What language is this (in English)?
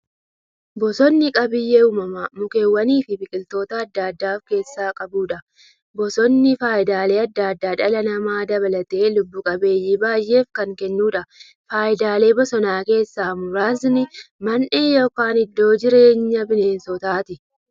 Oromo